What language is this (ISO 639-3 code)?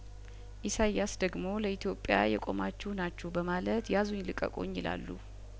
amh